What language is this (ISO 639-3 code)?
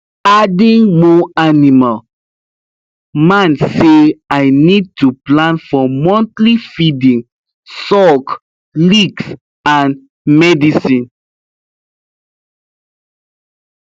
pcm